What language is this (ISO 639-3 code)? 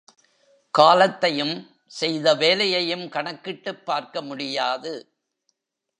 tam